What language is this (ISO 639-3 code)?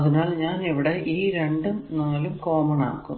mal